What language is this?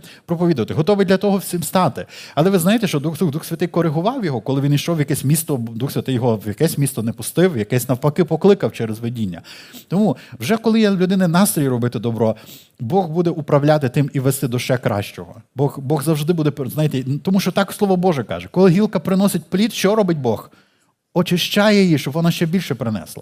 Ukrainian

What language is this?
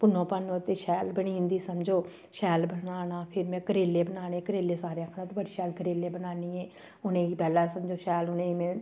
Dogri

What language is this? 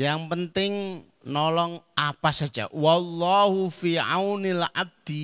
Indonesian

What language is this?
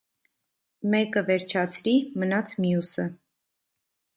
Armenian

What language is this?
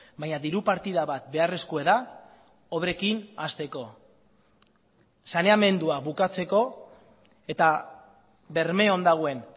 Basque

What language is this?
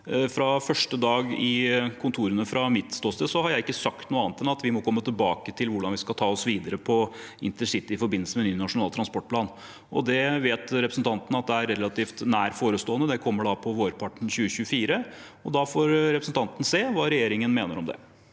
Norwegian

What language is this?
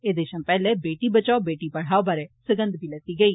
Dogri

